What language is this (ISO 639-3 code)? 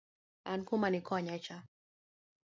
luo